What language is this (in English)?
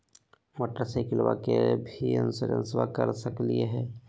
Magahi